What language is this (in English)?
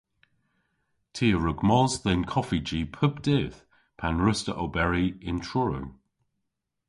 Cornish